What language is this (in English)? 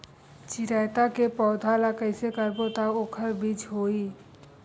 Chhattisgarhi